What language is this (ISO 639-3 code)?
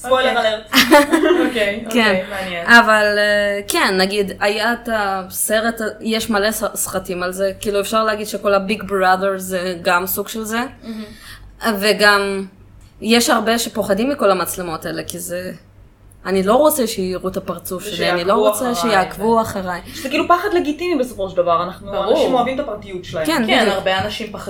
heb